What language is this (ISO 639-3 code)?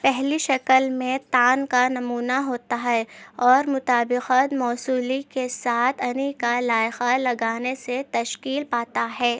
urd